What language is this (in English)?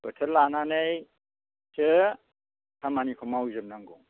Bodo